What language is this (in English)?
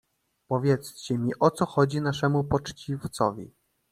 Polish